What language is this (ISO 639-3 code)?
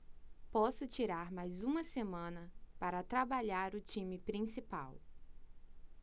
por